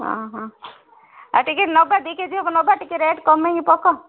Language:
Odia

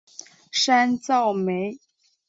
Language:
Chinese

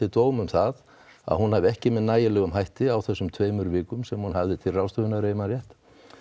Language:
Icelandic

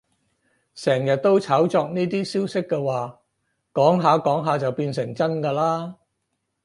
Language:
Cantonese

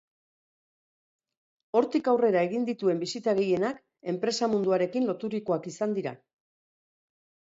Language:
Basque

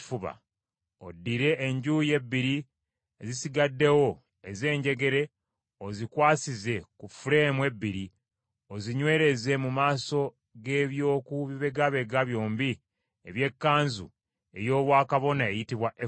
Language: Ganda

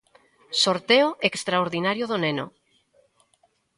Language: Galician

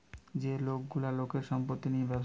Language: Bangla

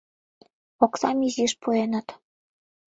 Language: Mari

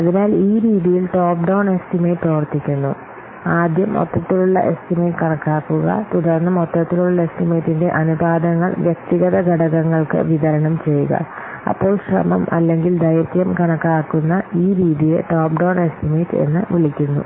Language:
Malayalam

